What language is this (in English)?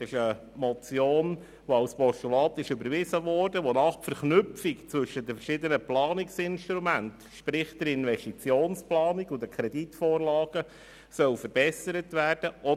Swiss German